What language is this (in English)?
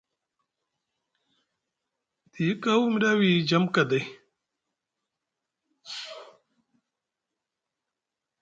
Musgu